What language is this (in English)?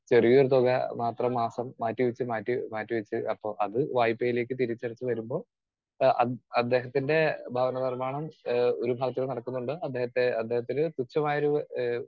Malayalam